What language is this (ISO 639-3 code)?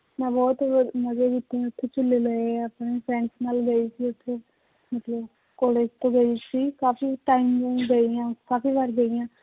pan